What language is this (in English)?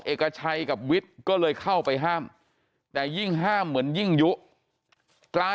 Thai